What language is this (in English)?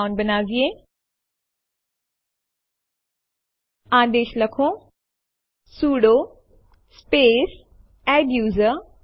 Gujarati